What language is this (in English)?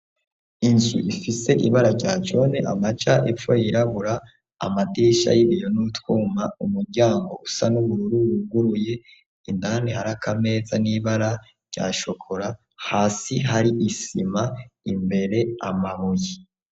Rundi